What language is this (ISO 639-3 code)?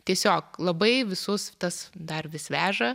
lit